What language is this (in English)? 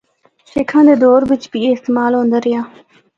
Northern Hindko